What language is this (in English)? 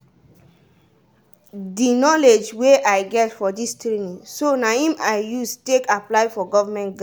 Nigerian Pidgin